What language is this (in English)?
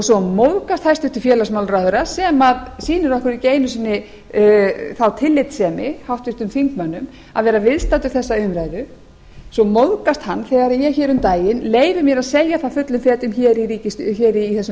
Icelandic